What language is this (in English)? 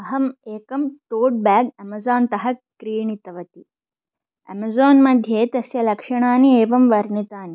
Sanskrit